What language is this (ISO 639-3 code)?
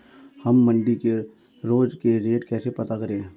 hin